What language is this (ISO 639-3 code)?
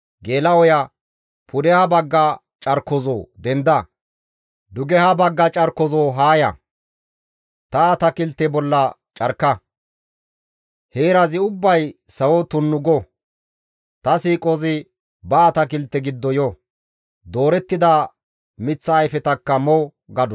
gmv